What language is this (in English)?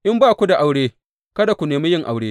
Hausa